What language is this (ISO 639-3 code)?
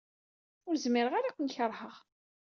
kab